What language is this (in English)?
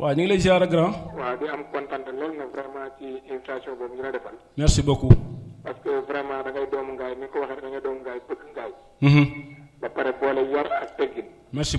Indonesian